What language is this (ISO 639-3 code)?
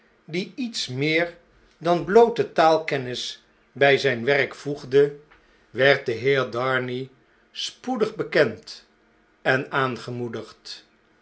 nld